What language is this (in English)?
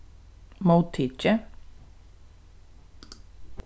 Faroese